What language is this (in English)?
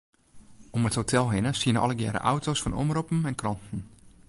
Western Frisian